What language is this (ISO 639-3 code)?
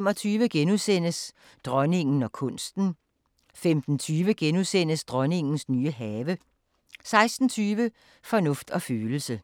dan